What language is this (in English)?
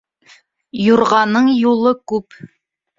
Bashkir